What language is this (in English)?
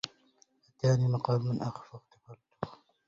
Arabic